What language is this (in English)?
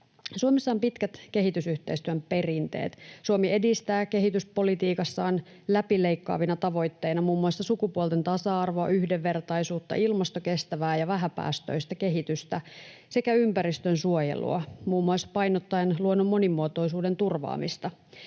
Finnish